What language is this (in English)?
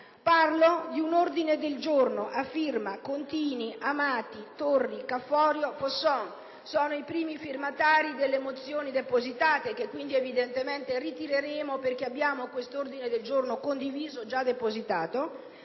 Italian